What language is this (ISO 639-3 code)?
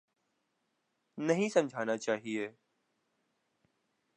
urd